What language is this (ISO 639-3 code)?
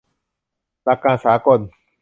tha